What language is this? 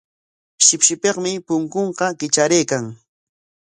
Corongo Ancash Quechua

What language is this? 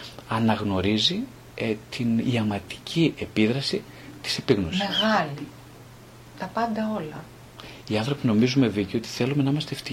Greek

